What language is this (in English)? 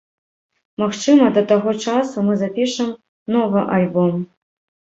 Belarusian